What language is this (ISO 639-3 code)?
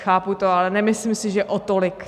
ces